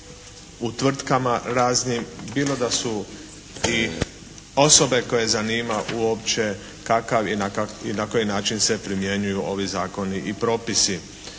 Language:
Croatian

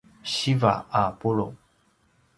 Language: Paiwan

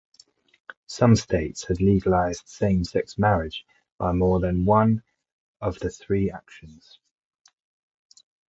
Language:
English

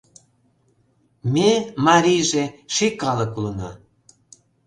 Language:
Mari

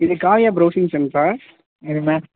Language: Tamil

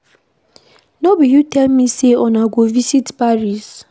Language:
Nigerian Pidgin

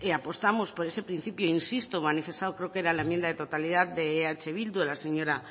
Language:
Spanish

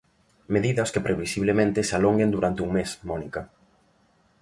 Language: Galician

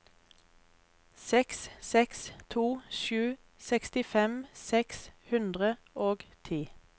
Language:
Norwegian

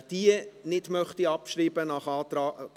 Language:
Swiss German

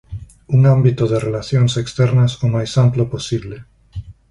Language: Galician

